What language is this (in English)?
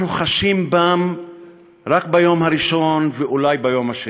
Hebrew